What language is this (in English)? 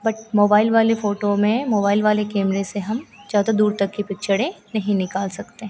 Hindi